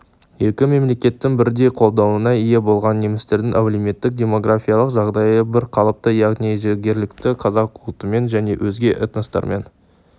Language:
Kazakh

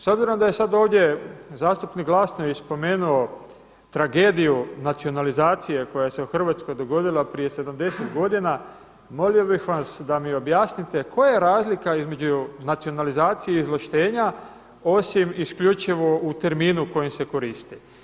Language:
Croatian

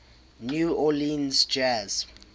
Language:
English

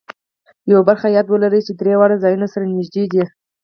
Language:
Pashto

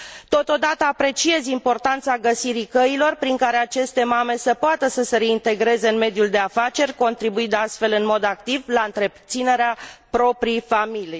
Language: Romanian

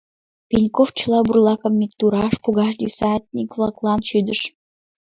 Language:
Mari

